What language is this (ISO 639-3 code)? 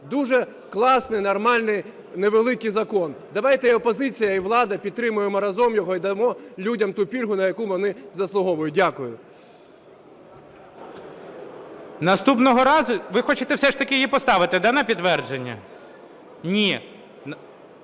ukr